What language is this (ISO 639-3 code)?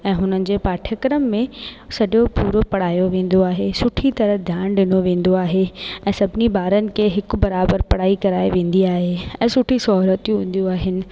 snd